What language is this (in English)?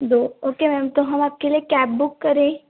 Hindi